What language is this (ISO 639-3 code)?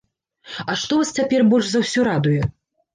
bel